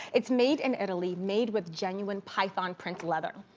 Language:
English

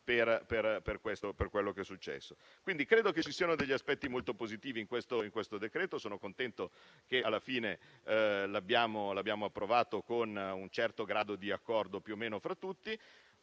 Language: Italian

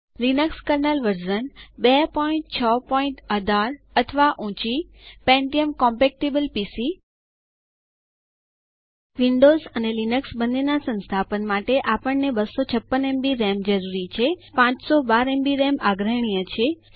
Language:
Gujarati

